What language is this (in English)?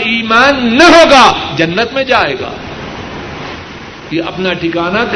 Urdu